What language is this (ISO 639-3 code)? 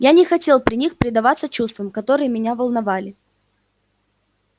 rus